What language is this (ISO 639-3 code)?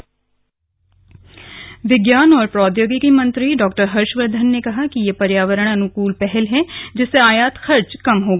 hin